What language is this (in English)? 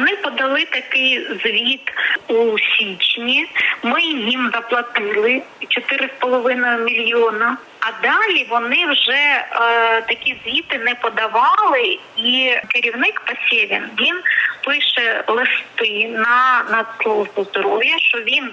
Ukrainian